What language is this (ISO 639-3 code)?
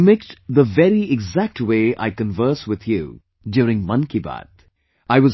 eng